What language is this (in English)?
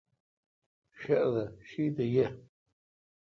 Kalkoti